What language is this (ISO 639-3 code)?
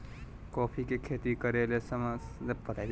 mag